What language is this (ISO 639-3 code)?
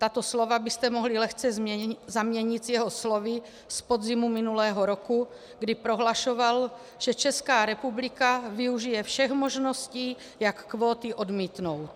ces